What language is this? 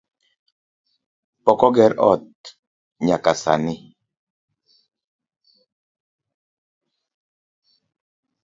Luo (Kenya and Tanzania)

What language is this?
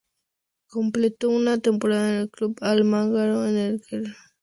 Spanish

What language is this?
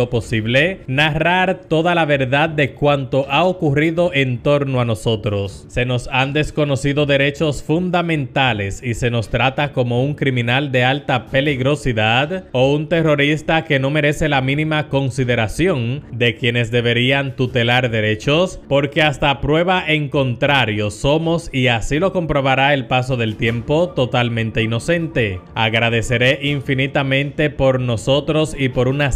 Spanish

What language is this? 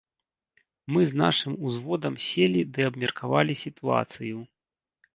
Belarusian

